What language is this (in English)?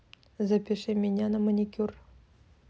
Russian